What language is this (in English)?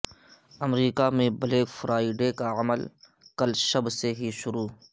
Urdu